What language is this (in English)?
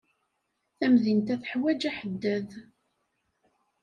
Kabyle